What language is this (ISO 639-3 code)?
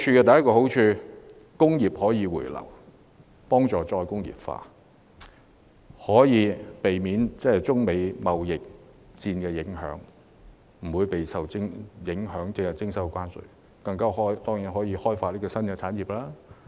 yue